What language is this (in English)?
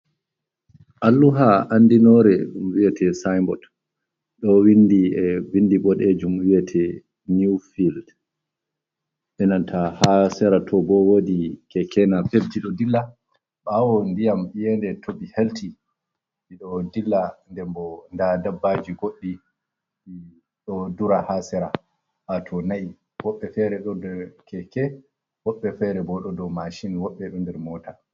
Fula